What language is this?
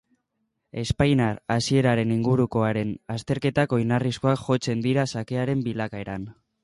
Basque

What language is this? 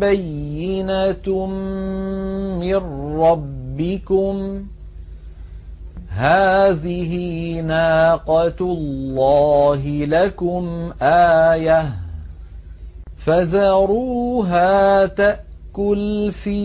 Arabic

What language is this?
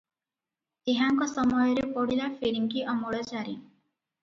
Odia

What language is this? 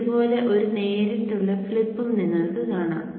Malayalam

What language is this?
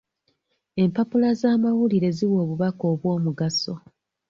Ganda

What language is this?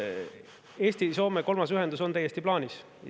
Estonian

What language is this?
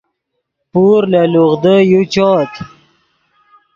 Yidgha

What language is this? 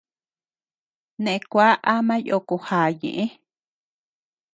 Tepeuxila Cuicatec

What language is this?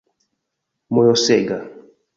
Esperanto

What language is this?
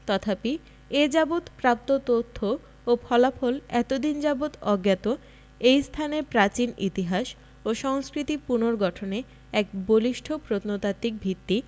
Bangla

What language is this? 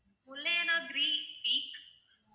Tamil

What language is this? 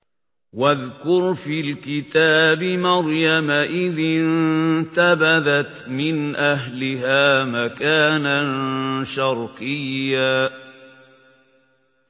Arabic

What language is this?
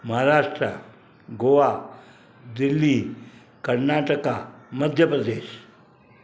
Sindhi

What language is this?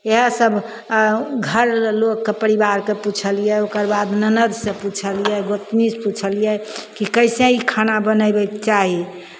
Maithili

